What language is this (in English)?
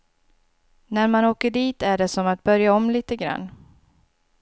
Swedish